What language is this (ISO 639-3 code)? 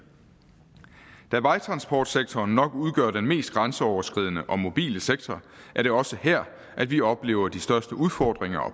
dan